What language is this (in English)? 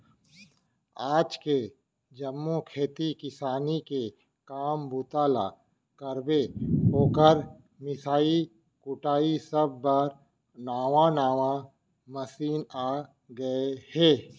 Chhattisgarhi